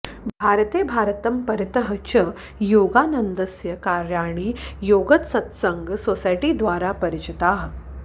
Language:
Sanskrit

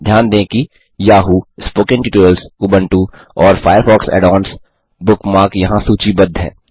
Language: Hindi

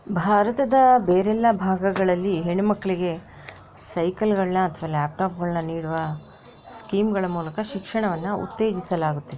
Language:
Kannada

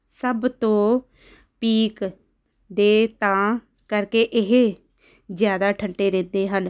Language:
Punjabi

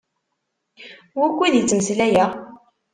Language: Kabyle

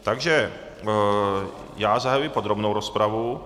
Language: Czech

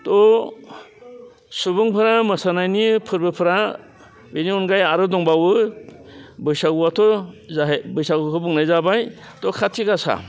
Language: Bodo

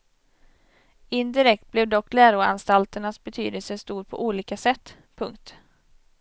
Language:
Swedish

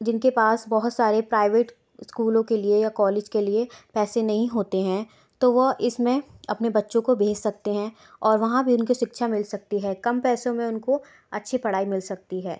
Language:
Hindi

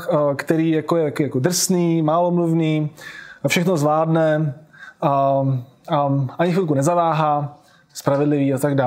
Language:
Czech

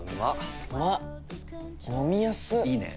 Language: Japanese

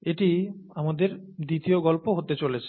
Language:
Bangla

